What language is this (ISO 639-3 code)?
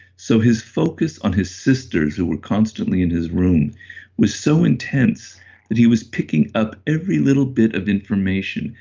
eng